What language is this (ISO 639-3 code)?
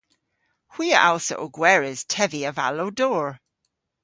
cor